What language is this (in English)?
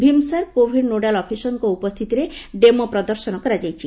Odia